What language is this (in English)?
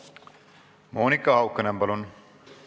Estonian